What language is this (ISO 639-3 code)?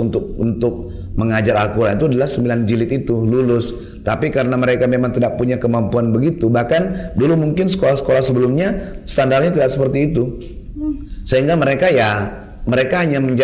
ind